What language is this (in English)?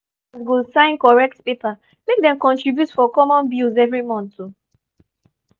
Nigerian Pidgin